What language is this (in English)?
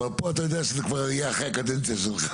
Hebrew